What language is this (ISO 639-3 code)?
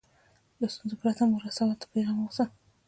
pus